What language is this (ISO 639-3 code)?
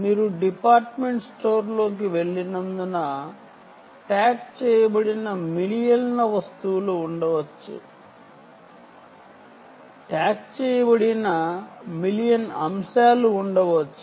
tel